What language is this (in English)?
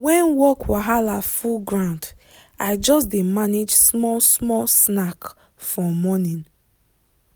Nigerian Pidgin